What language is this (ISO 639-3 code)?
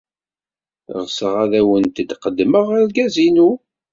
kab